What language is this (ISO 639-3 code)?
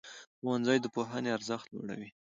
pus